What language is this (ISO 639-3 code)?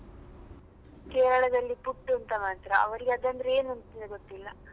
kan